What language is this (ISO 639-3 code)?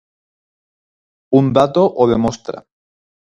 glg